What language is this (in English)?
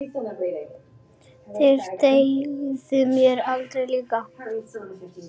Icelandic